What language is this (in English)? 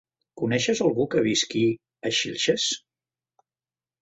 Catalan